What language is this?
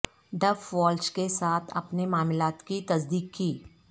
Urdu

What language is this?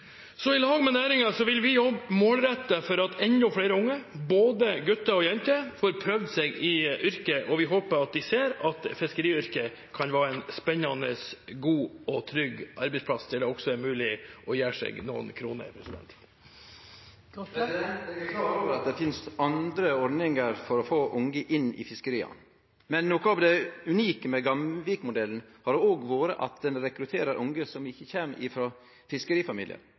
Norwegian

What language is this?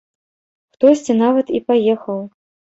Belarusian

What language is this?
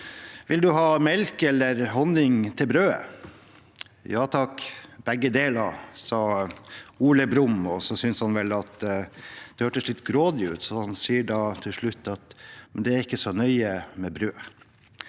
Norwegian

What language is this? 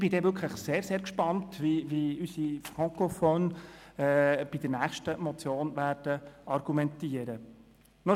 Swiss German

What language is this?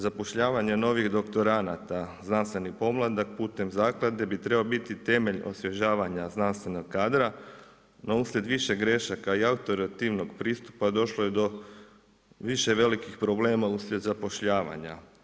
Croatian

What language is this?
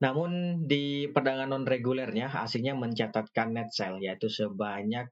Indonesian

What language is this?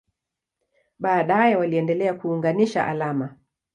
Swahili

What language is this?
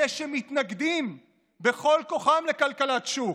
Hebrew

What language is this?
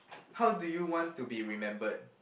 English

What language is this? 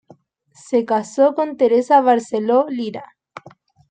Spanish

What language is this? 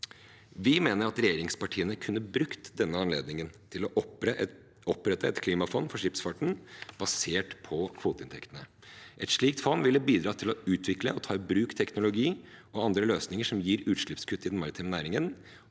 Norwegian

